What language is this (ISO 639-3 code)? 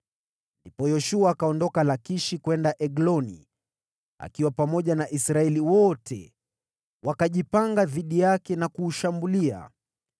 swa